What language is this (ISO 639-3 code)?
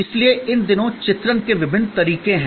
hin